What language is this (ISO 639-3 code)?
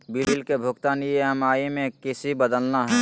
mag